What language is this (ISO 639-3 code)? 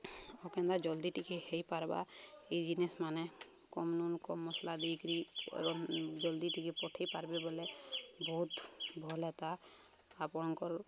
ori